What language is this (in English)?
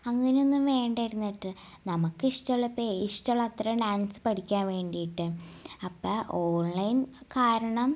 Malayalam